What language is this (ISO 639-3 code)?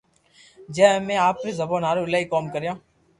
lrk